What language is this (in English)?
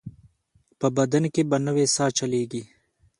Pashto